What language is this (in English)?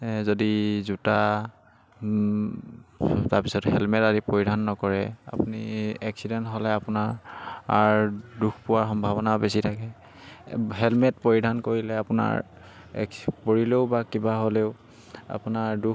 Assamese